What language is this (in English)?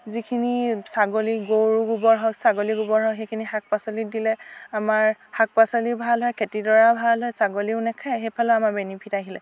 Assamese